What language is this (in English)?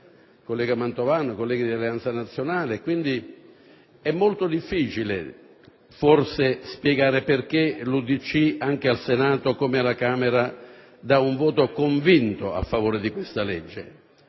Italian